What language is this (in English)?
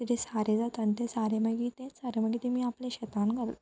Konkani